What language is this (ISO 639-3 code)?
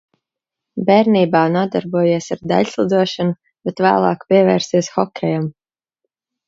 lav